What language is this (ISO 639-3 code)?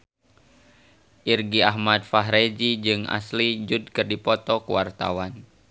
sun